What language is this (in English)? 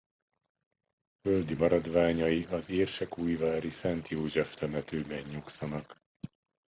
Hungarian